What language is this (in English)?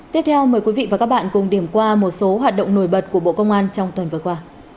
Vietnamese